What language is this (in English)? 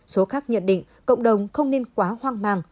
Vietnamese